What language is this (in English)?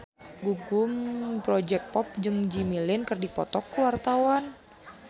Sundanese